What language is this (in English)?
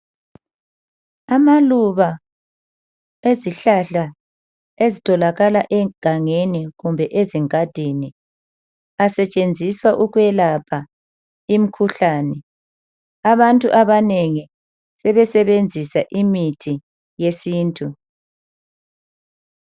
North Ndebele